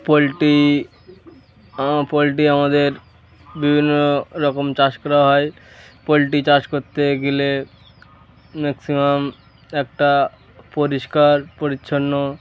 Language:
Bangla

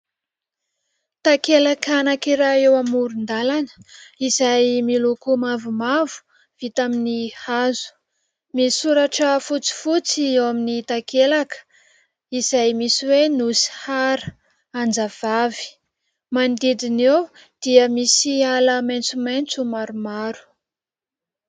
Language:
Malagasy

